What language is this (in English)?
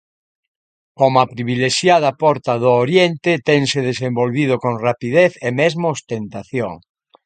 Galician